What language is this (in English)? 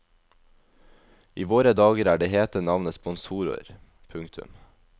Norwegian